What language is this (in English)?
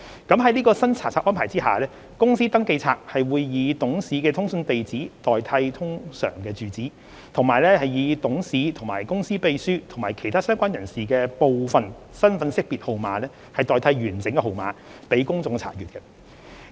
Cantonese